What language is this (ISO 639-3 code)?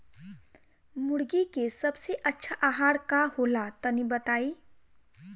bho